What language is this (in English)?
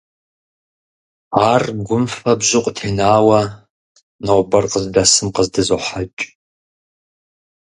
Kabardian